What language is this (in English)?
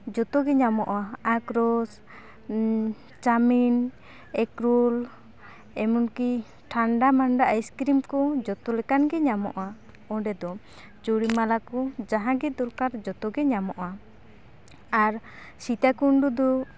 Santali